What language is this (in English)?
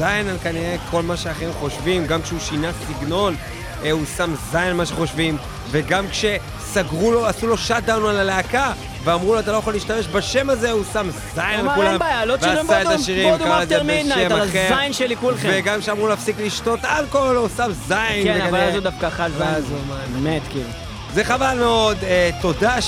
Hebrew